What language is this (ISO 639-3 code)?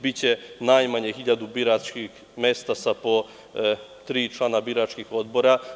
srp